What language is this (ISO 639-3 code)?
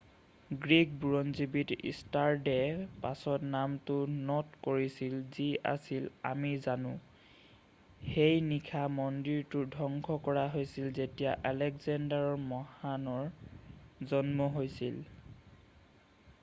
asm